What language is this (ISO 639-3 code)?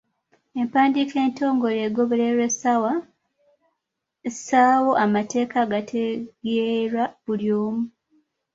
lug